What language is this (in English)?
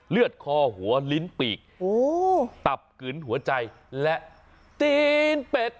Thai